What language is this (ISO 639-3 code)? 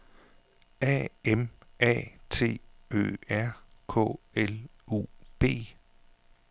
dan